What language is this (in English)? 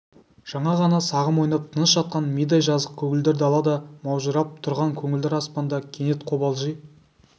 Kazakh